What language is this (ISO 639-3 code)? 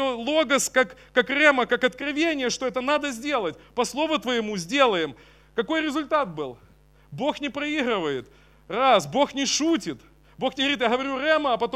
rus